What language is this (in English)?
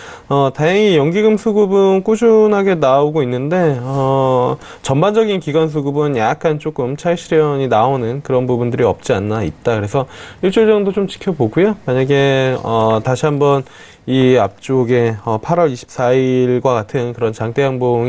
Korean